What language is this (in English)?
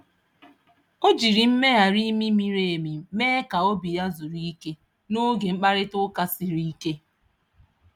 Igbo